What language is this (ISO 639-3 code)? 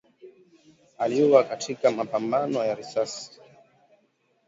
swa